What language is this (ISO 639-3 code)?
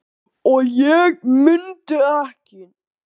isl